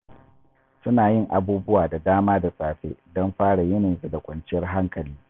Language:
Hausa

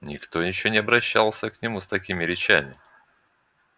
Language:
Russian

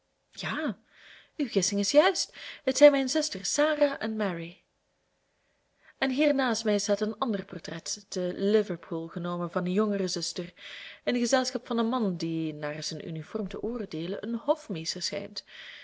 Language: Dutch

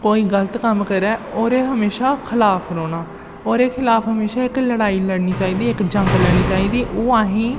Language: Dogri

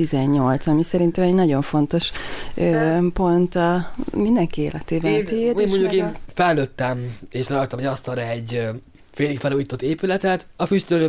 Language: Hungarian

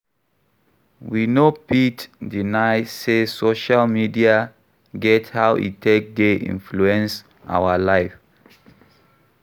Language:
Nigerian Pidgin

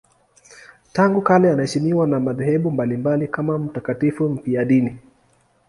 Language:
Swahili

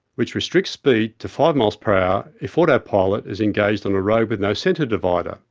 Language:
English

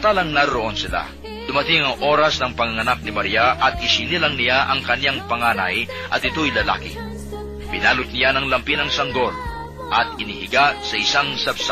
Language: Filipino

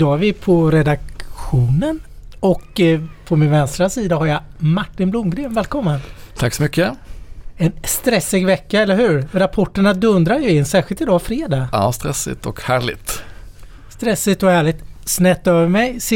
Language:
Swedish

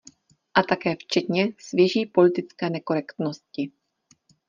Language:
Czech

